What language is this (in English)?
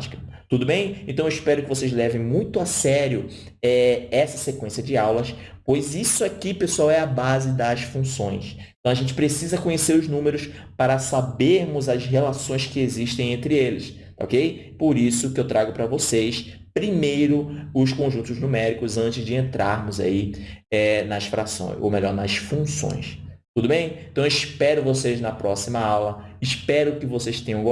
Portuguese